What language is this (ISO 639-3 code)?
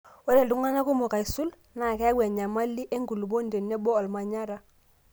mas